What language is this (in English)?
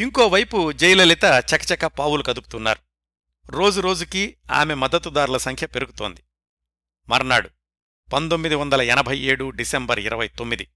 Telugu